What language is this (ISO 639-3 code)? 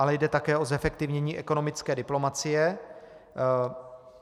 ces